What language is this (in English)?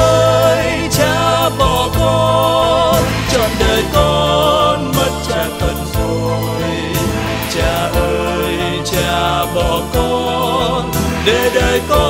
Vietnamese